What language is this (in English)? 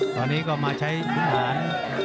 Thai